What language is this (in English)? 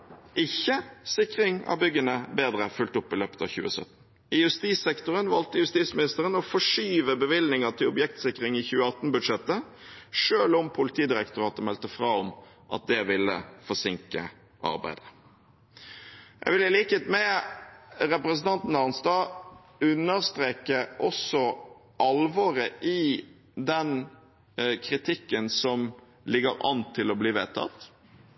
Norwegian Bokmål